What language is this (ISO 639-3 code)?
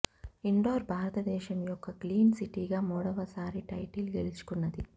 tel